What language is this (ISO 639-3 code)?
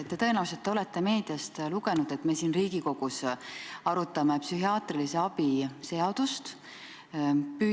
est